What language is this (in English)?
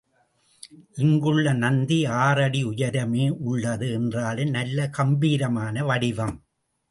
Tamil